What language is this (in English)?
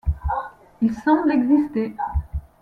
French